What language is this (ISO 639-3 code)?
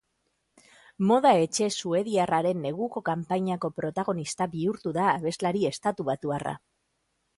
eus